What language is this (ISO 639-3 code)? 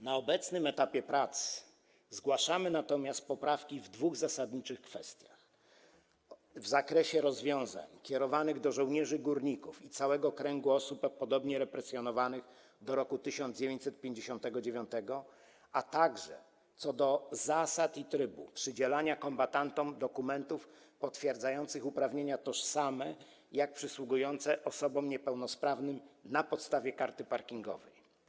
pol